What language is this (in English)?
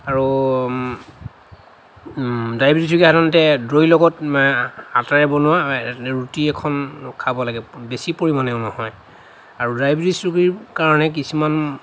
Assamese